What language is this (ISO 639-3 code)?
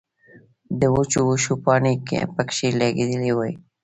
pus